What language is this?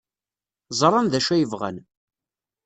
Kabyle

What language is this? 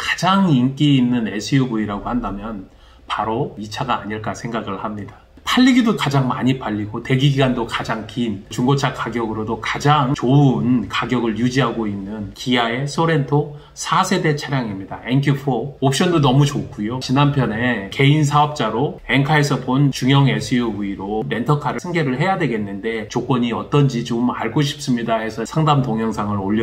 Korean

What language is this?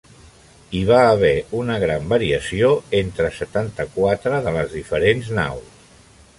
Catalan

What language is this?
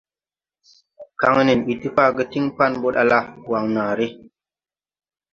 Tupuri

